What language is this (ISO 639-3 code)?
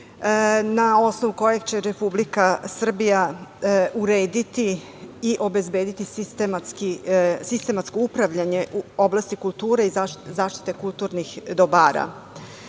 srp